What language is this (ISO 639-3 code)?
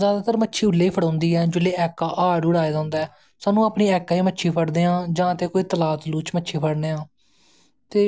doi